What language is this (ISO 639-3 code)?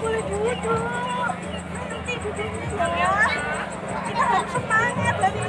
ind